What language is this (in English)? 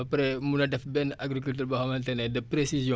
Wolof